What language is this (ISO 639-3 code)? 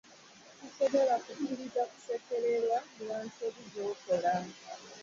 lug